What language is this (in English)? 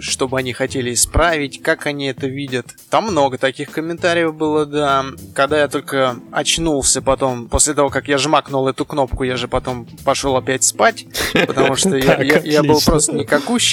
Russian